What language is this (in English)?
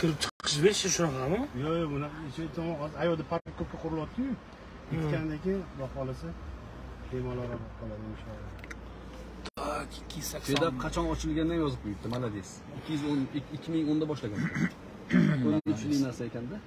Turkish